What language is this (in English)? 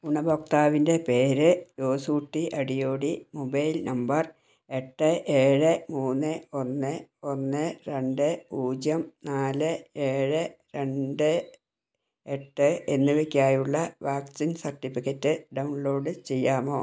Malayalam